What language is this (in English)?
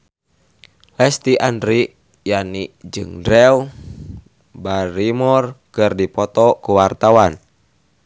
Sundanese